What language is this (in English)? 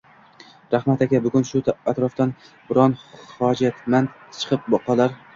Uzbek